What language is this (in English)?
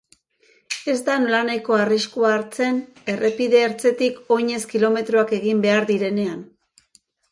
Basque